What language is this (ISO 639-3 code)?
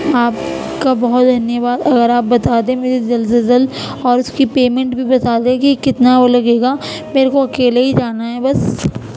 urd